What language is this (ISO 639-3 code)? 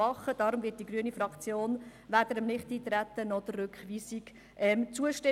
gsw